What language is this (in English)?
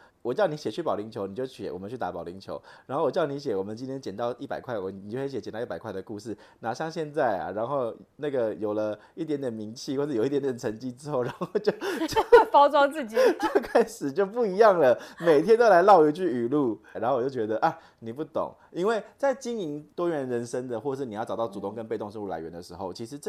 Chinese